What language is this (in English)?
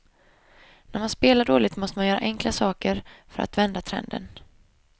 Swedish